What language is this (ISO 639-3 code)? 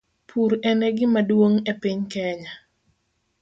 luo